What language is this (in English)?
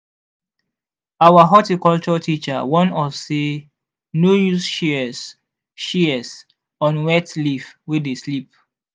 Nigerian Pidgin